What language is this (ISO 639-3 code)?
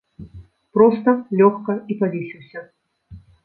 bel